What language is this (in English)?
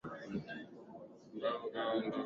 Swahili